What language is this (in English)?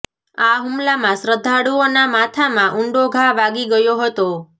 Gujarati